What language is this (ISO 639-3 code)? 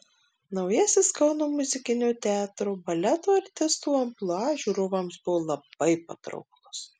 lit